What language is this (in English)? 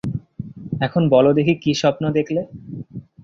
Bangla